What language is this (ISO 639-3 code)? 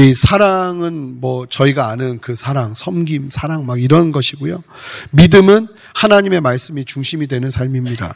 kor